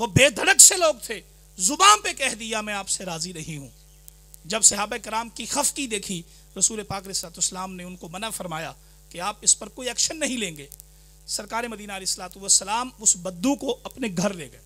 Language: Hindi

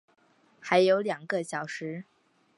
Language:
Chinese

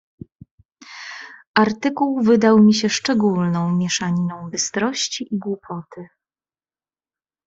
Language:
Polish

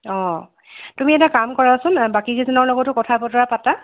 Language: Assamese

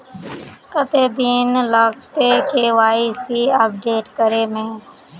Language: Magahi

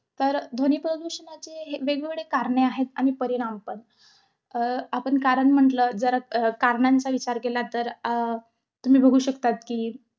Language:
Marathi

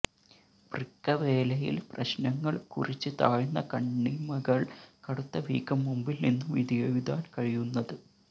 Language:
Malayalam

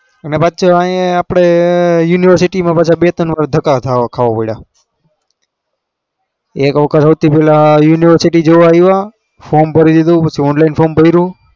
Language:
Gujarati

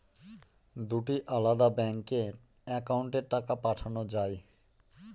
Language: Bangla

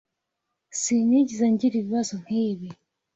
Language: Kinyarwanda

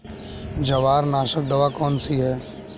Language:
Hindi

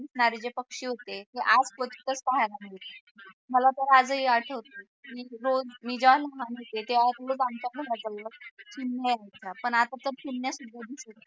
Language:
Marathi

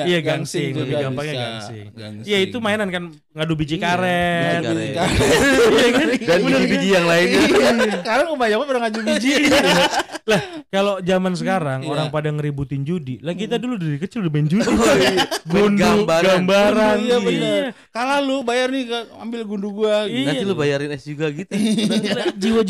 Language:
Indonesian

